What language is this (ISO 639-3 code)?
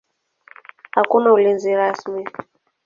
swa